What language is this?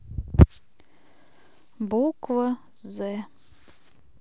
Russian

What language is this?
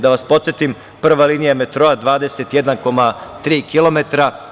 Serbian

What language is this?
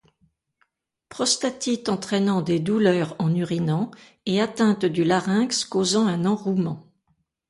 French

